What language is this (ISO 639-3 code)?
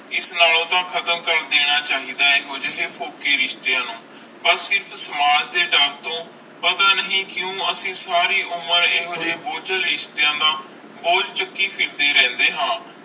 pan